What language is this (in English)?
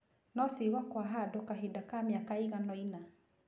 Kikuyu